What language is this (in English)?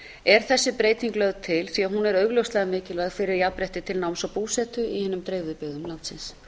Icelandic